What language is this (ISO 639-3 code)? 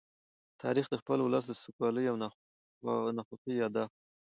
pus